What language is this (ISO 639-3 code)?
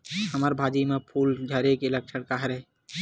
hne